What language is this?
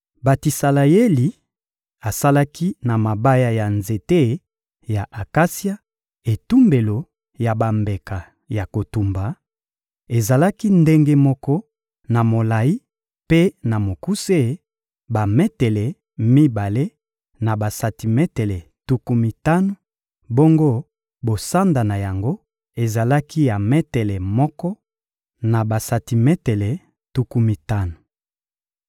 Lingala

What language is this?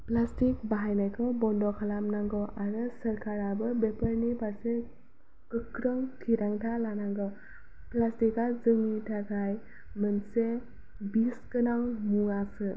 Bodo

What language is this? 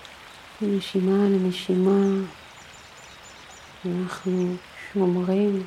Hebrew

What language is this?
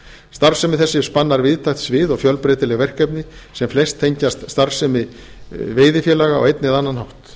Icelandic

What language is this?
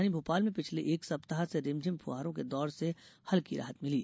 Hindi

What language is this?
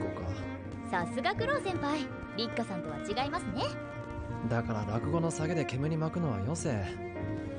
Japanese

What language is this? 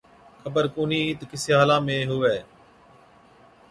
Od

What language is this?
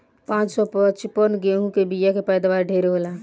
Bhojpuri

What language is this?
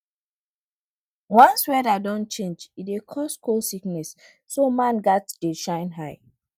Nigerian Pidgin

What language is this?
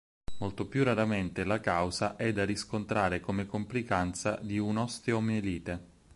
Italian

